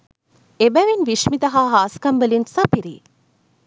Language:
Sinhala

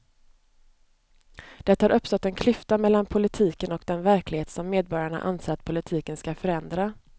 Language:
Swedish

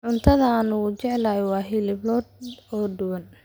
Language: Somali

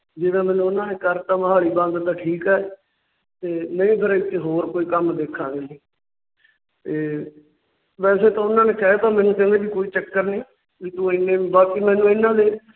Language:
Punjabi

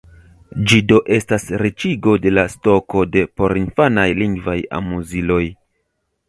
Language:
Esperanto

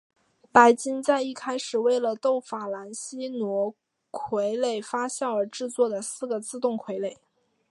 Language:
Chinese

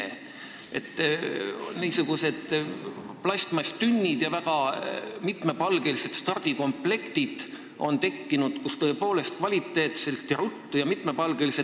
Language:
Estonian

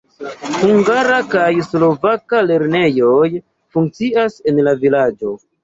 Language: Esperanto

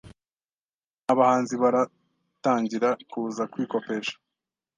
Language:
Kinyarwanda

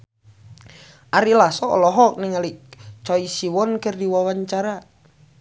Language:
Sundanese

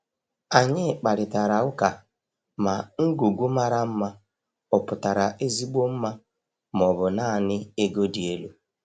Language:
Igbo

